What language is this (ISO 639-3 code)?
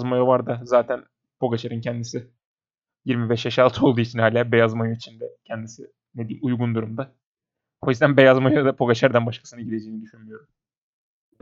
tur